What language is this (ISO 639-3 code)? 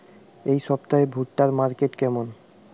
ben